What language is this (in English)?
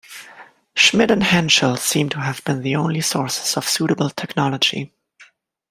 English